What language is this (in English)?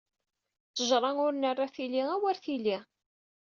Kabyle